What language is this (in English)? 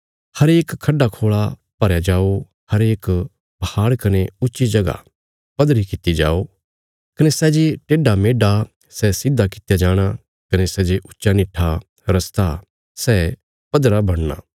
Bilaspuri